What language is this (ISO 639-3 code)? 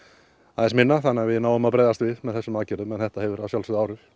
isl